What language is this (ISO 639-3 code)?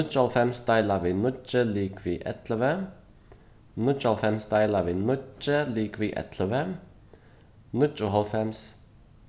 fao